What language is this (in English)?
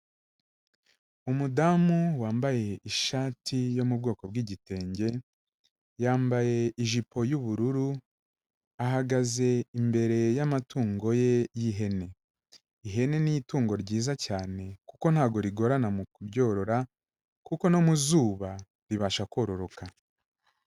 Kinyarwanda